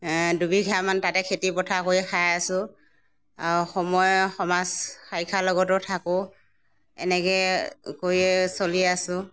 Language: Assamese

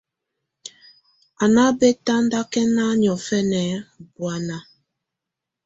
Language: Tunen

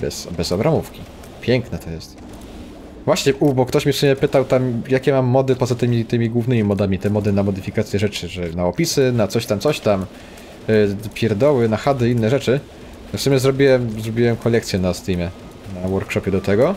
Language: Polish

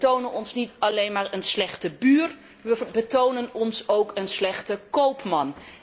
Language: Dutch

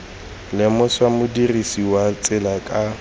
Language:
Tswana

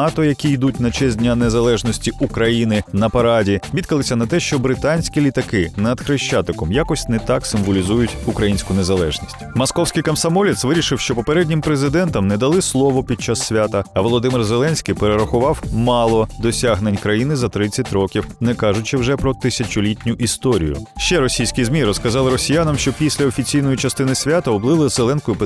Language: Ukrainian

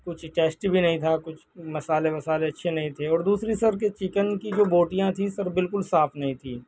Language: Urdu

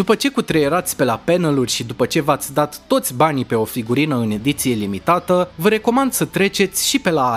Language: Romanian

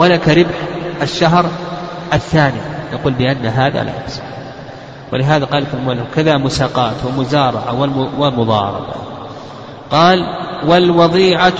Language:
Arabic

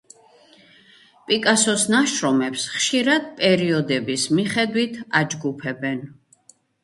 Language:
Georgian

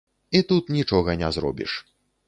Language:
Belarusian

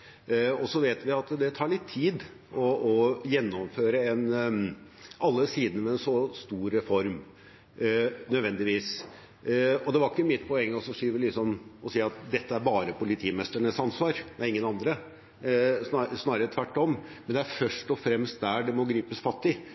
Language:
Norwegian Bokmål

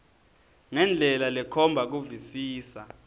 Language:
Swati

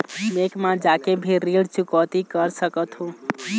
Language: Chhattisgarhi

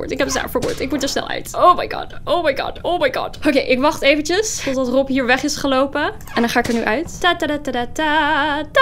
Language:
Dutch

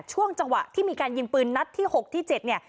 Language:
Thai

